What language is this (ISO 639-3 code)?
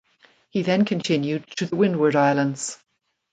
eng